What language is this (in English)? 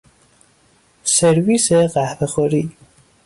Persian